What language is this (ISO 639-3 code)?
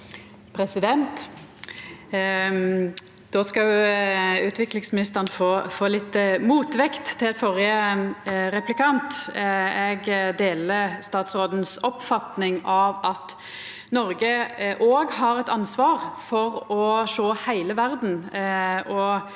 nor